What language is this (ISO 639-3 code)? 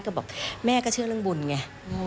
tha